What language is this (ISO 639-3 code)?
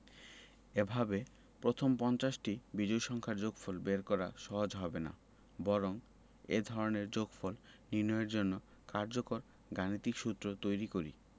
ben